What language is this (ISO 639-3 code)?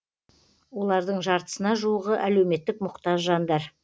kaz